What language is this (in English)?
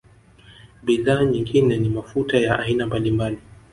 Swahili